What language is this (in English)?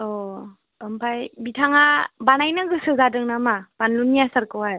Bodo